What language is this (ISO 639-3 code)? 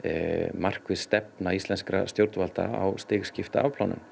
isl